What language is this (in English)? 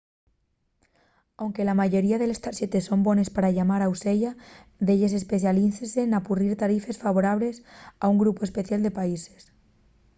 Asturian